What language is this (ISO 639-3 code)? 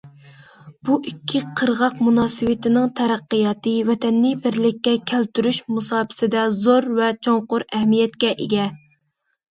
uig